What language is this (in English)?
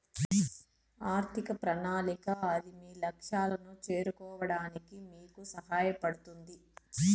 Telugu